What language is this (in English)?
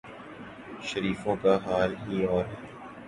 Urdu